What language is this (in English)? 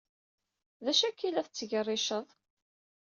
Kabyle